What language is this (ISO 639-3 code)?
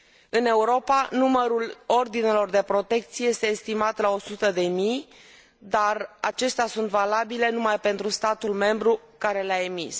ron